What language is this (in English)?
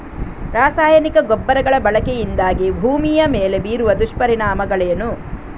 Kannada